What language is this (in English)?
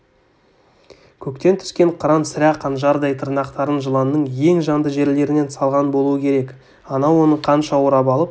Kazakh